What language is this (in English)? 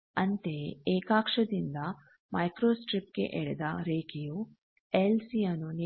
Kannada